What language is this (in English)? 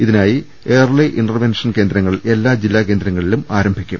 Malayalam